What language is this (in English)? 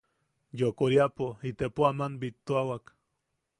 Yaqui